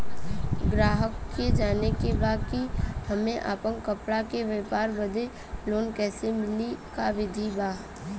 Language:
Bhojpuri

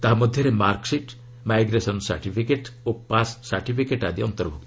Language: Odia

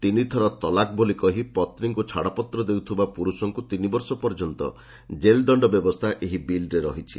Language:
Odia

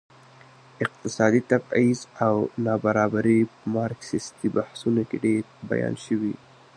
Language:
Pashto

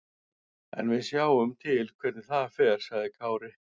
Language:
Icelandic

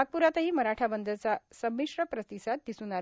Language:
Marathi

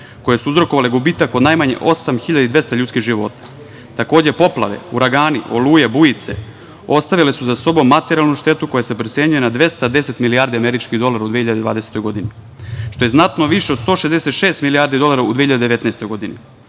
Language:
Serbian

